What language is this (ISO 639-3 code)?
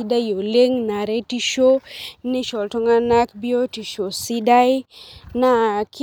mas